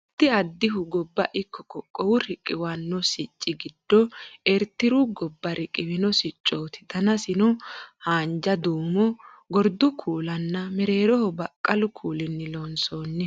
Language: Sidamo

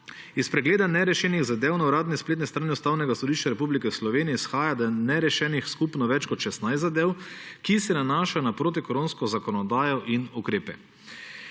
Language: Slovenian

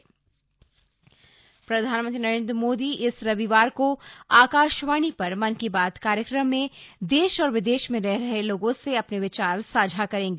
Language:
Hindi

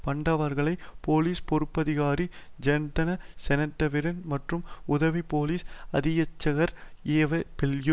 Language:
Tamil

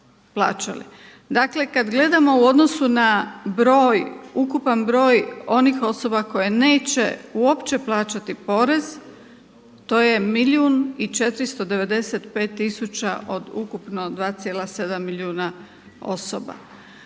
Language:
Croatian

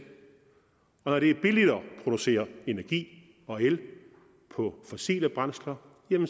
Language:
Danish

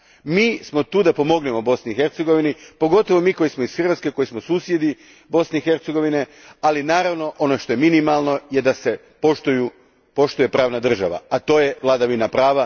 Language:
Croatian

